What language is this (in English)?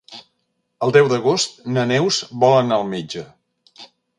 Catalan